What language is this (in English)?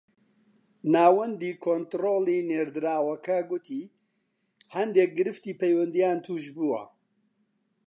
Central Kurdish